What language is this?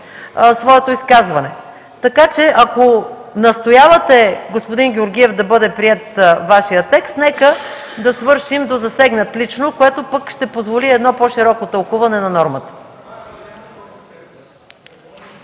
Bulgarian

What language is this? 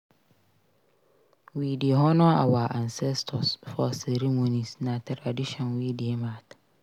Nigerian Pidgin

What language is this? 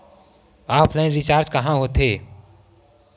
Chhattisgarhi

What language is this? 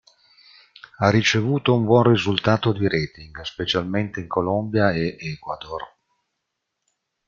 Italian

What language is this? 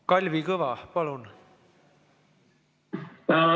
Estonian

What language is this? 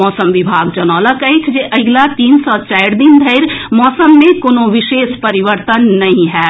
Maithili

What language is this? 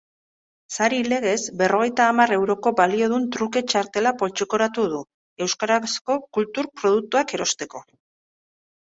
Basque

